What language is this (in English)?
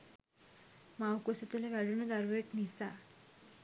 Sinhala